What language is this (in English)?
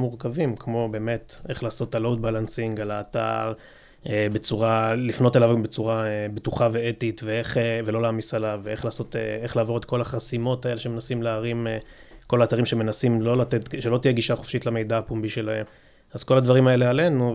Hebrew